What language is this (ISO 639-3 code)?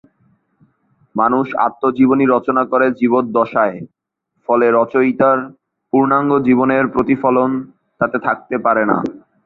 ben